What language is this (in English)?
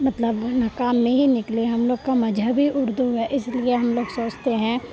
Urdu